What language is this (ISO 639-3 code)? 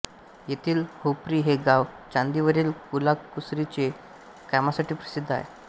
mar